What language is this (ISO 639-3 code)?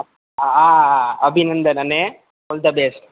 guj